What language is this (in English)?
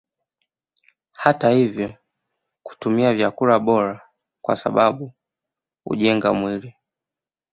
Swahili